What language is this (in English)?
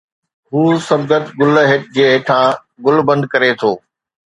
Sindhi